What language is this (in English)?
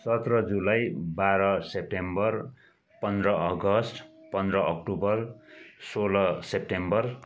Nepali